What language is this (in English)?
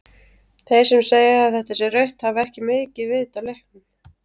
Icelandic